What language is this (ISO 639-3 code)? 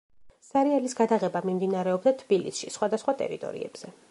kat